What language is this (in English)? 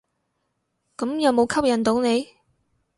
Cantonese